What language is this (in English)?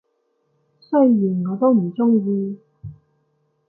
Cantonese